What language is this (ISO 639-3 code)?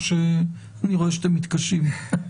heb